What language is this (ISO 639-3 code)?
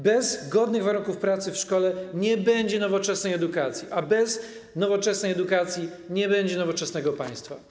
pol